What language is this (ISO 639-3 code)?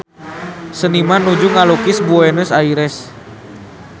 sun